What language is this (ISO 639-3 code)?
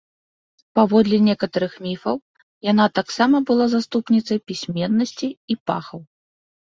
bel